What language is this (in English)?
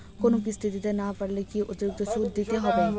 Bangla